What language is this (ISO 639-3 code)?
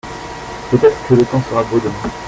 fra